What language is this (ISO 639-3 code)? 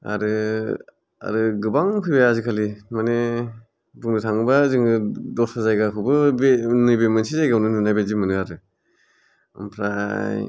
brx